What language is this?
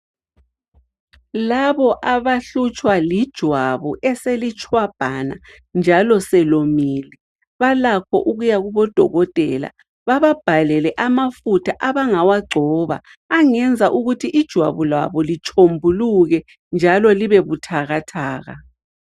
North Ndebele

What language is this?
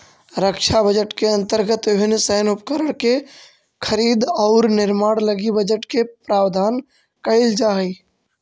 Magahi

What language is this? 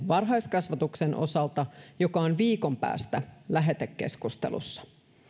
Finnish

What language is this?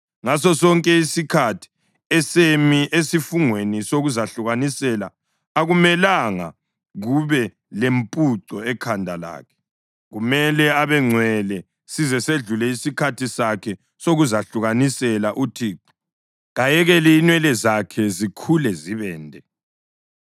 North Ndebele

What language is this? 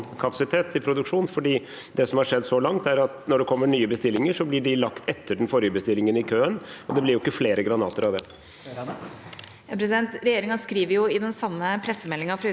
Norwegian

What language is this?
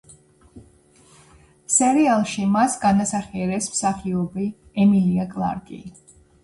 Georgian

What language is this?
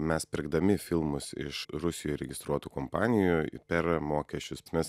Lithuanian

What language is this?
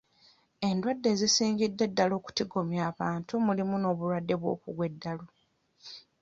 Ganda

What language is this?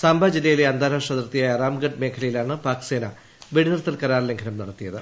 Malayalam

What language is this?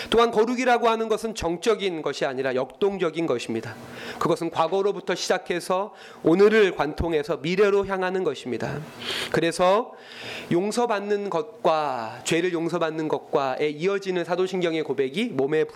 Korean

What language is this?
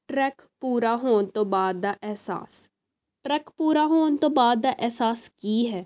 Punjabi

